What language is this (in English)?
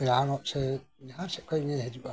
Santali